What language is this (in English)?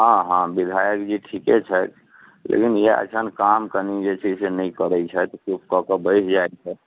Maithili